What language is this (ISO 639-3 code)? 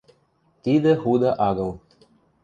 mrj